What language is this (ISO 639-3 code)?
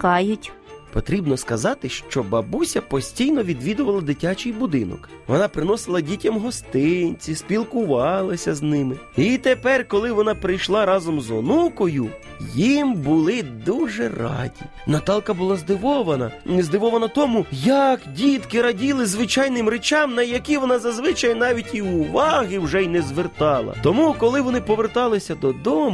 ukr